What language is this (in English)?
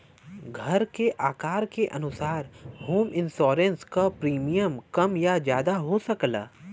Bhojpuri